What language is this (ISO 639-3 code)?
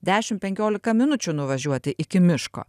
lit